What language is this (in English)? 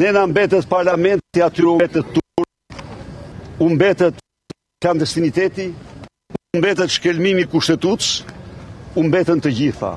Romanian